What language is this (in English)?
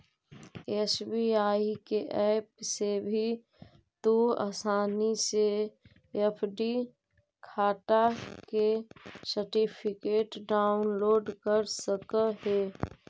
Magahi